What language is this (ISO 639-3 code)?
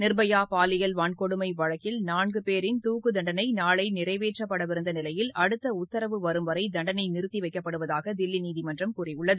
tam